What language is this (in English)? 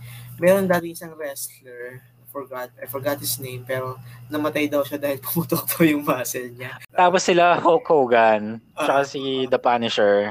Filipino